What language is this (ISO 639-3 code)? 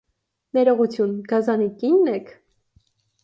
hye